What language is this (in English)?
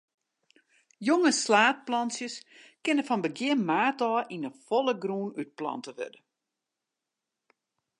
Western Frisian